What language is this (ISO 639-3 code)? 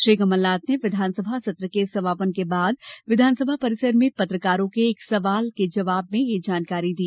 hin